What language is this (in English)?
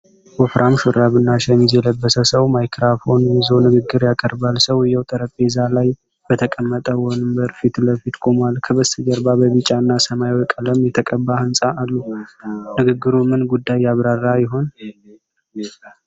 Amharic